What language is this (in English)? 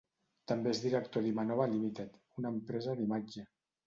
Catalan